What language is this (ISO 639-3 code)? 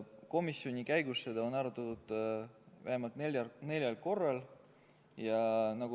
est